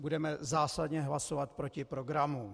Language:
Czech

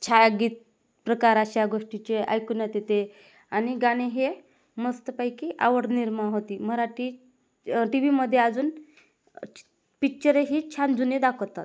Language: Marathi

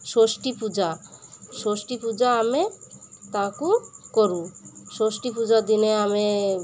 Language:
Odia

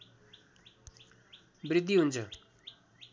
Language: Nepali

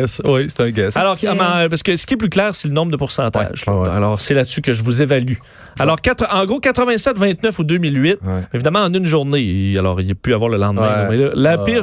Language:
French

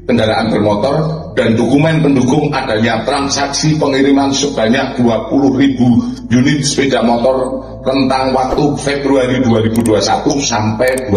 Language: Indonesian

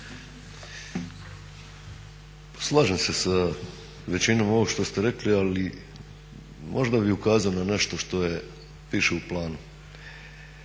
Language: Croatian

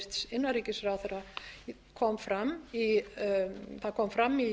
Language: Icelandic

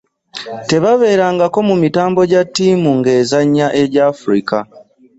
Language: Ganda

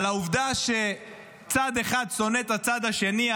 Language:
Hebrew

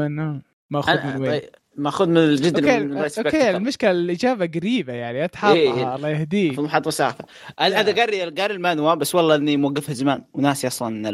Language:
Arabic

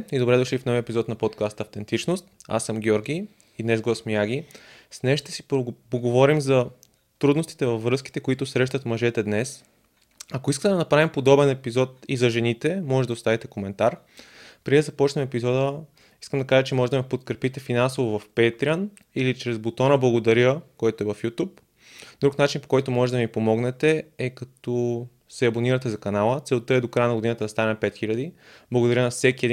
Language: Bulgarian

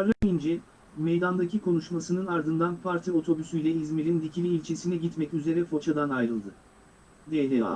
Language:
Turkish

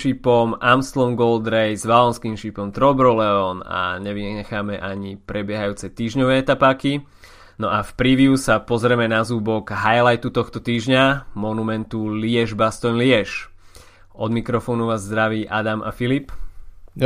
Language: Slovak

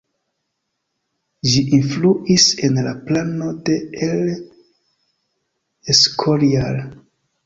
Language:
Esperanto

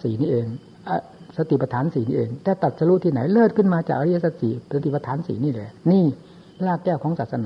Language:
Thai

